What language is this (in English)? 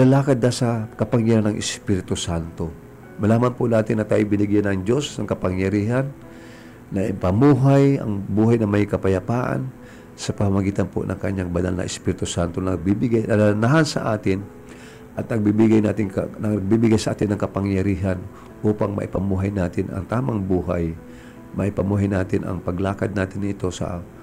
Filipino